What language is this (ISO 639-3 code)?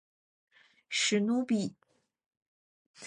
zho